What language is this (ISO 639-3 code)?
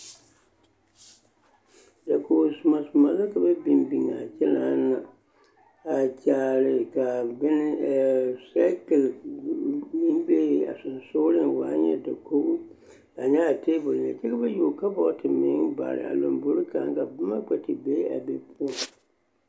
dga